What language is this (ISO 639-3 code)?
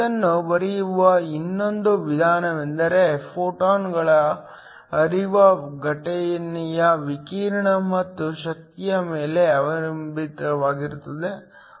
kan